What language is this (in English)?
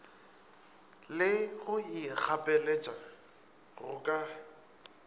Northern Sotho